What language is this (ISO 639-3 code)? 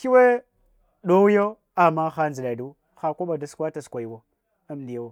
hwo